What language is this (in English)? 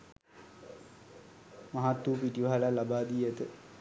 Sinhala